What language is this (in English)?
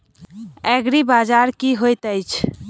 Maithili